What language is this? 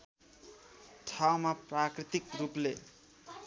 Nepali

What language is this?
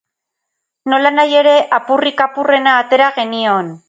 Basque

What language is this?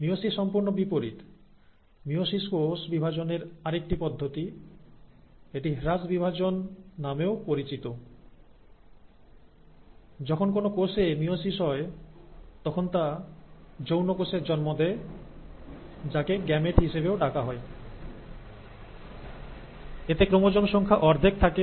Bangla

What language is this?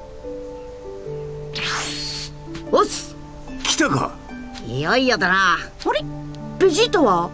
Japanese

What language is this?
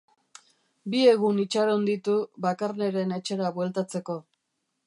Basque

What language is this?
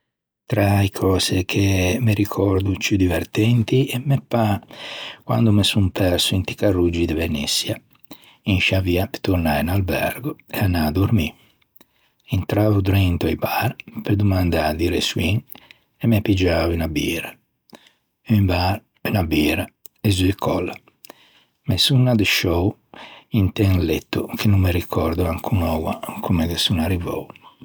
Ligurian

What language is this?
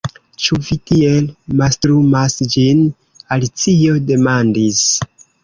Esperanto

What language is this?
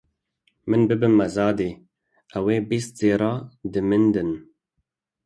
Kurdish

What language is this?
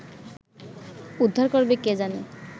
Bangla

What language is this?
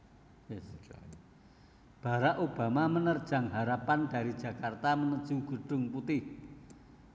Javanese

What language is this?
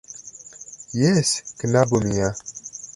Esperanto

